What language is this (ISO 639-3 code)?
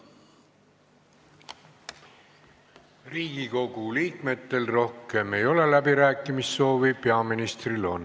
est